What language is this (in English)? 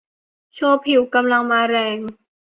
Thai